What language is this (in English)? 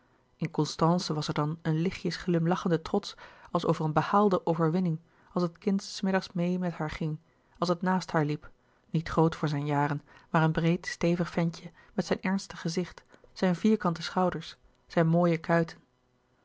Dutch